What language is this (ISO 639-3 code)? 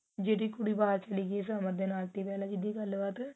pan